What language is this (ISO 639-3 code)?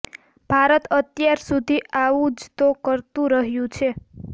guj